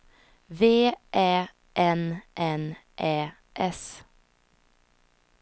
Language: Swedish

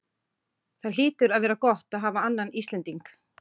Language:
Icelandic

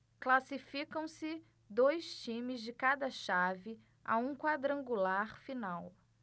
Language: Portuguese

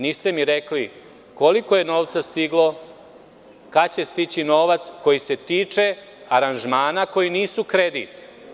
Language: Serbian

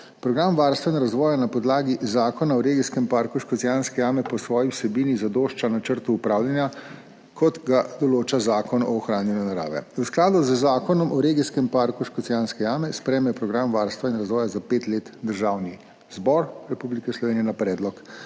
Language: Slovenian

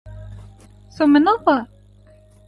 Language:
Kabyle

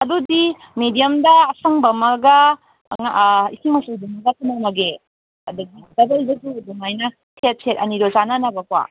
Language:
Manipuri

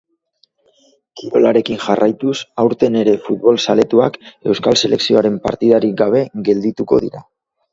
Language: Basque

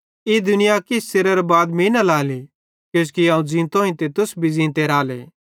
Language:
Bhadrawahi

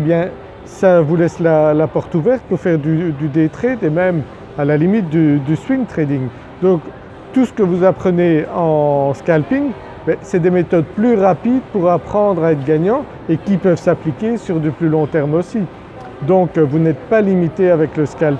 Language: French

